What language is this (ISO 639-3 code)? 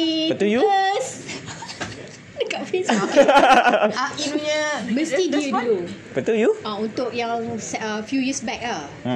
msa